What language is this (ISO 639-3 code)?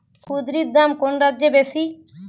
ben